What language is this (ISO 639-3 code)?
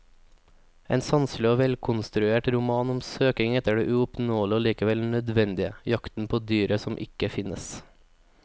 nor